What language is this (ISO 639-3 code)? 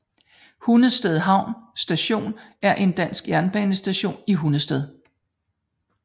dan